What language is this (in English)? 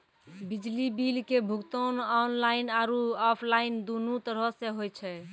Maithili